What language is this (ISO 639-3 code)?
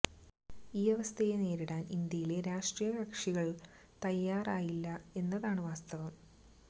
mal